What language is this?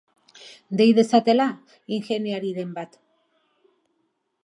Basque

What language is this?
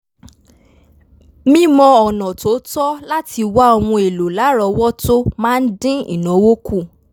Yoruba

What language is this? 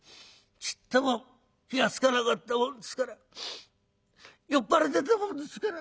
Japanese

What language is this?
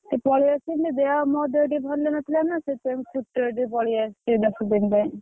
Odia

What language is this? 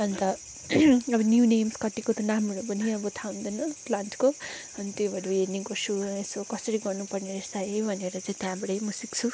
Nepali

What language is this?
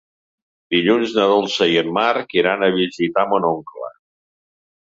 Catalan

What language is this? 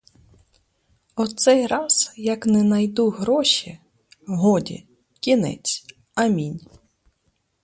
Ukrainian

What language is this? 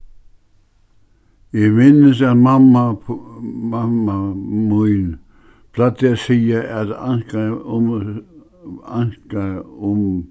Faroese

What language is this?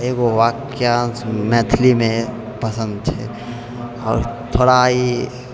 Maithili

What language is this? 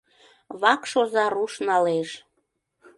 Mari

